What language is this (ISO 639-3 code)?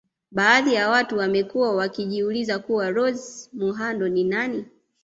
swa